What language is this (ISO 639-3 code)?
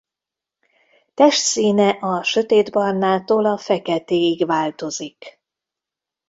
hun